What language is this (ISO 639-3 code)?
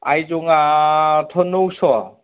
brx